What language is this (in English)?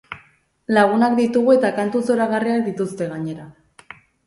Basque